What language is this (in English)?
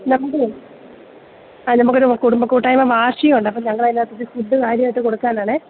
Malayalam